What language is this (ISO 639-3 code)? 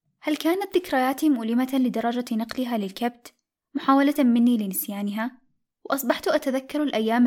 ara